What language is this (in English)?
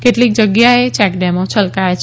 Gujarati